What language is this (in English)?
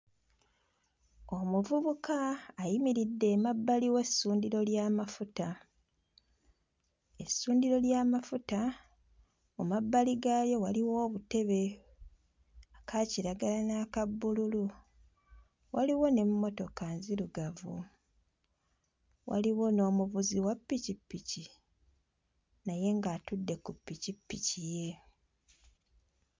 Ganda